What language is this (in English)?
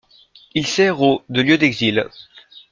French